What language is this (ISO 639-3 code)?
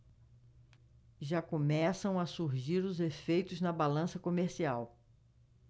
por